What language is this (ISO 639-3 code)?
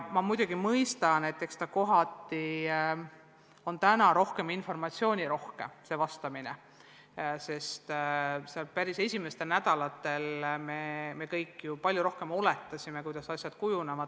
est